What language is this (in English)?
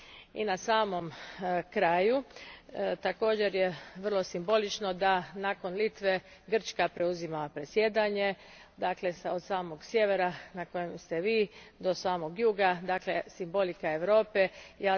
Croatian